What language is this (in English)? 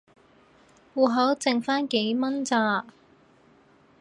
Cantonese